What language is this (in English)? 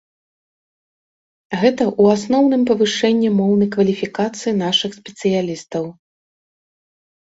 Belarusian